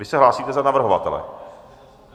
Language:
Czech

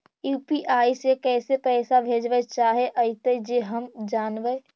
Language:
Magahi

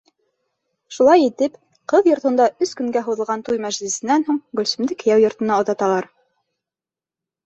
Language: Bashkir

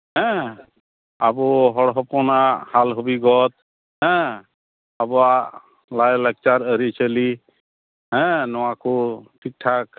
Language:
Santali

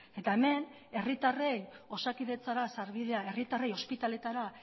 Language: Basque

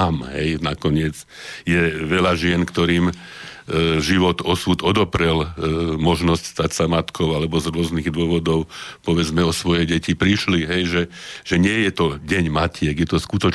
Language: Slovak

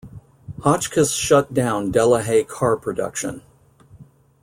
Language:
English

